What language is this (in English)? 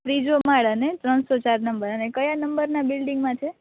Gujarati